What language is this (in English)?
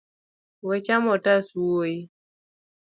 Luo (Kenya and Tanzania)